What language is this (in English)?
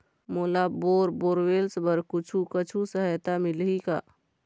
Chhattisgarhi